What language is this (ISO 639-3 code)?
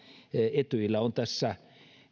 fin